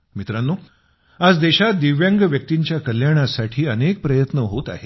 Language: Marathi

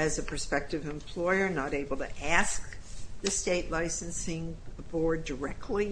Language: English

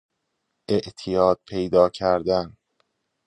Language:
Persian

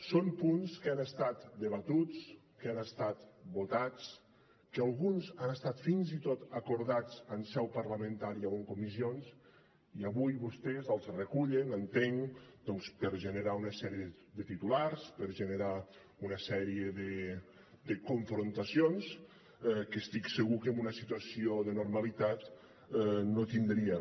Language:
Catalan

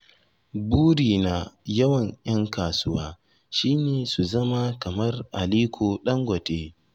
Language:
Hausa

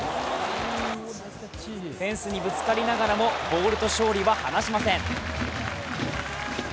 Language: Japanese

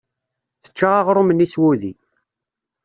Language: Kabyle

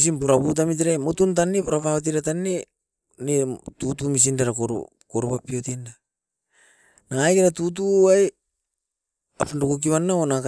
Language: Askopan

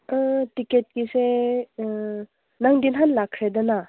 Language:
Manipuri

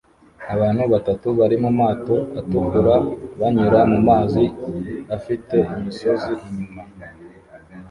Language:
Kinyarwanda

